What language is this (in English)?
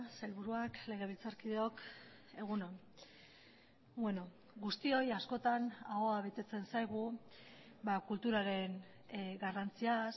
Basque